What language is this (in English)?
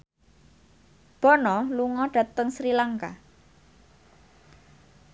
Javanese